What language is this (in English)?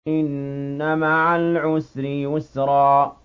Arabic